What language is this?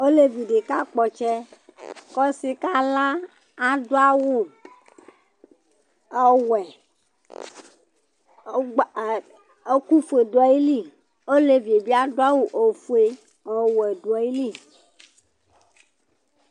Ikposo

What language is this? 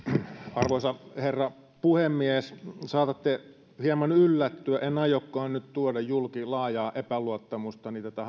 Finnish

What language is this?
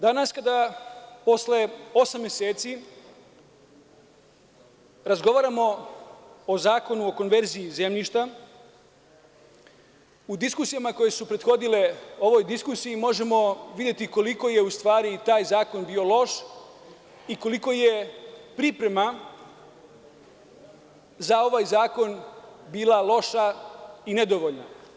Serbian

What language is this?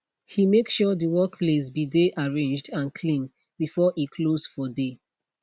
Nigerian Pidgin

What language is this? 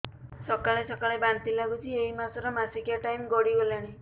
Odia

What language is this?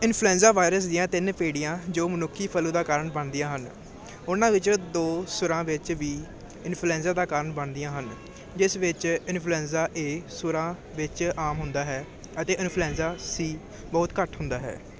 Punjabi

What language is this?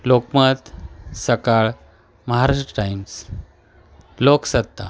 Marathi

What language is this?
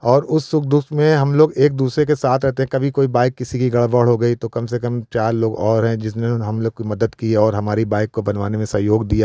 Hindi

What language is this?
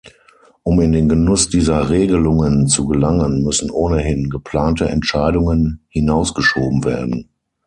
German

